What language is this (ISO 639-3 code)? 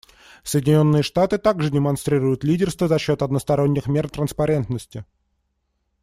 rus